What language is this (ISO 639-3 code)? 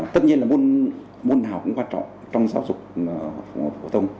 vie